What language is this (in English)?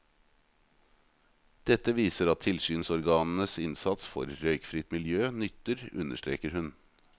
Norwegian